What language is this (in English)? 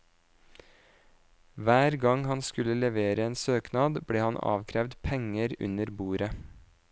Norwegian